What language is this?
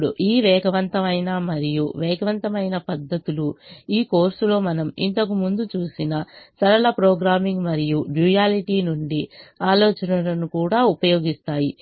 Telugu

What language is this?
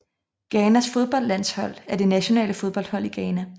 Danish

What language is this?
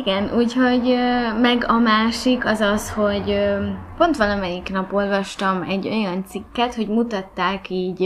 Hungarian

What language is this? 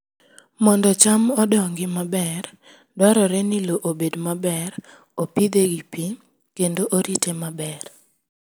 Luo (Kenya and Tanzania)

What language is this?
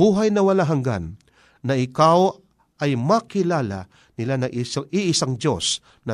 Filipino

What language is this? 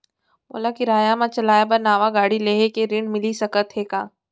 Chhattisgarhi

